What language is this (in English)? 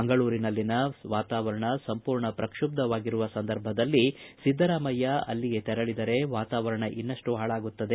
Kannada